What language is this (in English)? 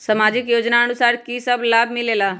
Magahi